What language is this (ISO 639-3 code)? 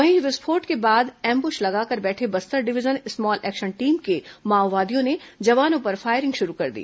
hin